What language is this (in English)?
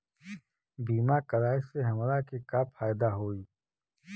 Bhojpuri